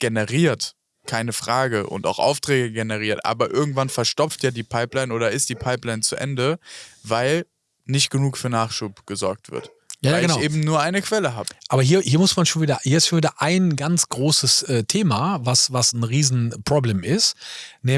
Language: German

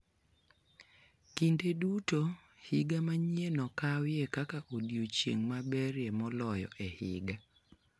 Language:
Luo (Kenya and Tanzania)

